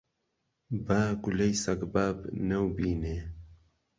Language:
Central Kurdish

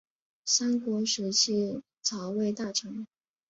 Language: Chinese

